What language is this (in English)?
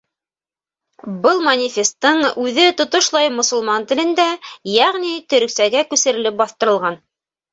Bashkir